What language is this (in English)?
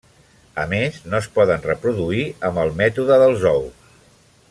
Catalan